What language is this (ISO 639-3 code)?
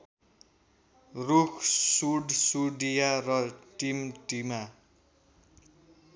nep